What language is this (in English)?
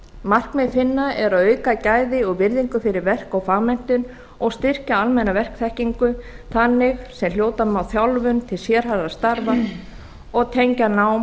Icelandic